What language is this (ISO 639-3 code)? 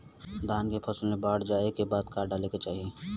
bho